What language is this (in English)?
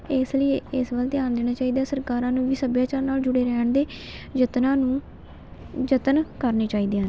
Punjabi